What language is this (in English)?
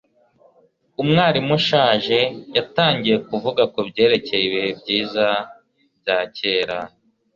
Kinyarwanda